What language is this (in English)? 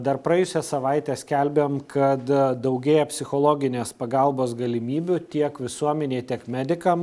Lithuanian